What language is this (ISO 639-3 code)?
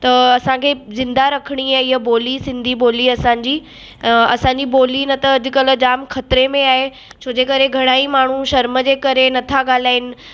snd